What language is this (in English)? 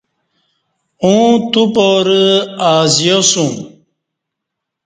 Kati